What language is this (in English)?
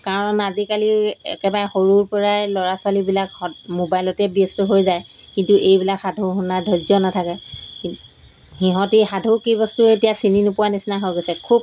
Assamese